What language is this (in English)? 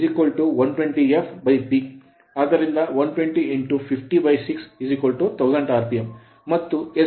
Kannada